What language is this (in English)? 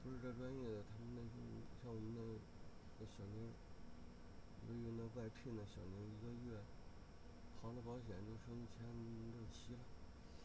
Chinese